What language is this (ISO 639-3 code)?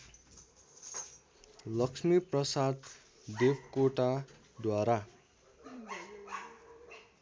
nep